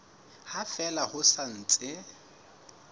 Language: Southern Sotho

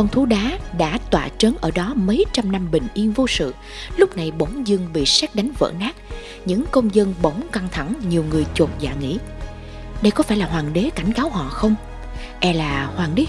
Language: Vietnamese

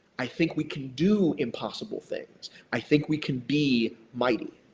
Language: English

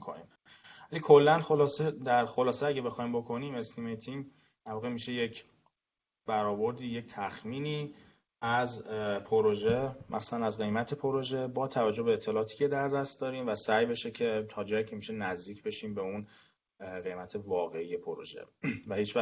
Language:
Persian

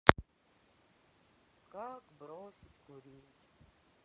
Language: Russian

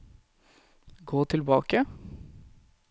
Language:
Norwegian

